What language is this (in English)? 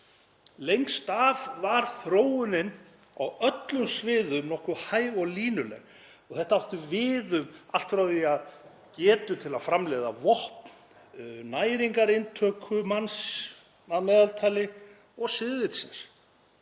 Icelandic